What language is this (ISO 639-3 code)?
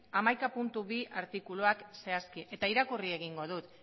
eus